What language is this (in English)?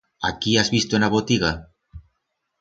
Aragonese